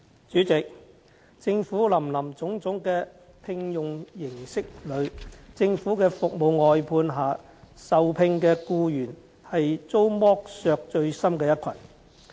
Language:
Cantonese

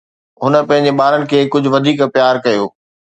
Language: Sindhi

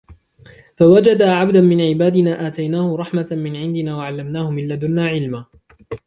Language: Arabic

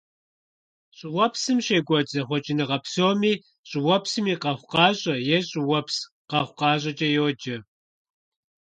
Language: Kabardian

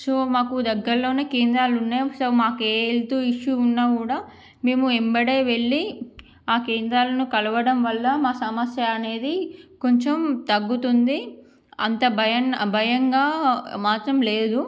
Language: Telugu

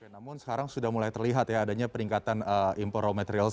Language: Indonesian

